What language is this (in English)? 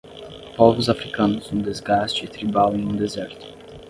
Portuguese